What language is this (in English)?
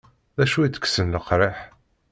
Kabyle